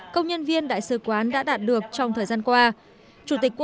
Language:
Vietnamese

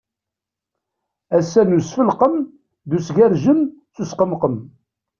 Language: Kabyle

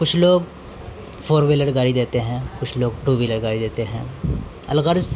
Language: Urdu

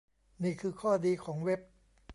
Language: Thai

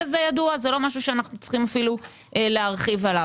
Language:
Hebrew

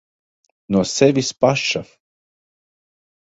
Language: Latvian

